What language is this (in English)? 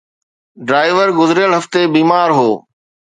Sindhi